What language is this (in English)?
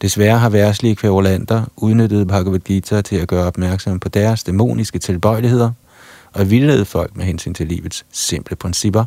Danish